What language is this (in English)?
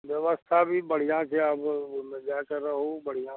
Maithili